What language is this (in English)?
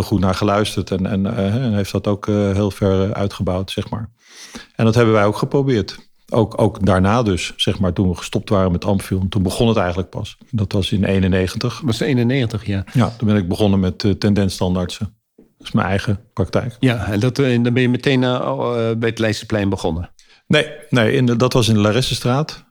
Dutch